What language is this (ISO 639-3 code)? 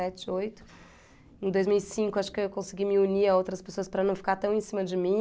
por